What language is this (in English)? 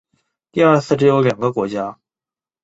Chinese